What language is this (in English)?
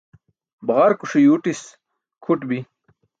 Burushaski